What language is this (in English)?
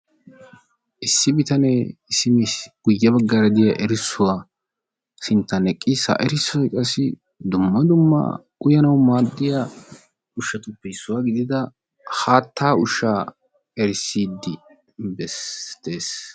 Wolaytta